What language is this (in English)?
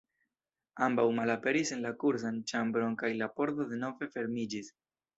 Esperanto